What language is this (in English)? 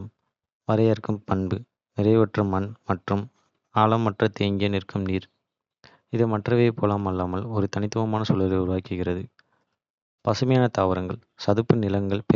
Kota (India)